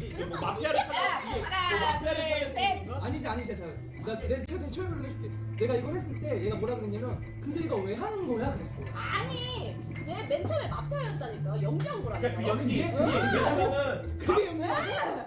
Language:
Korean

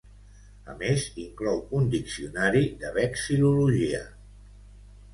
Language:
Catalan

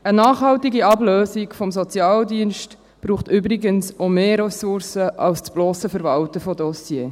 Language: Swiss German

